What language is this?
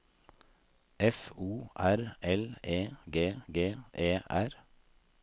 Norwegian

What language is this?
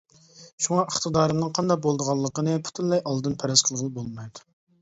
Uyghur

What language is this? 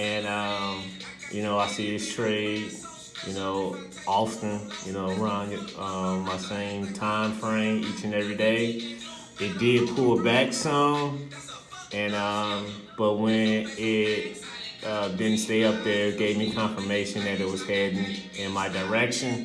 English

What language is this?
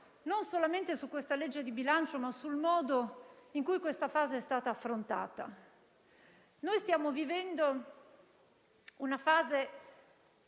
Italian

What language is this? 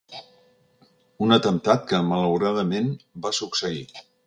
Catalan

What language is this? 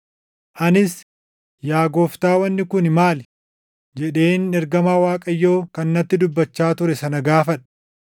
Oromo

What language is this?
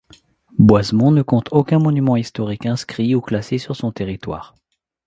French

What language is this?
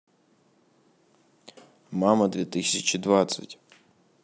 Russian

